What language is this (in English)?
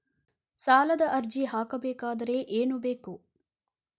Kannada